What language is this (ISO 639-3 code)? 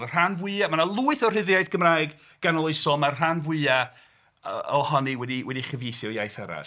cym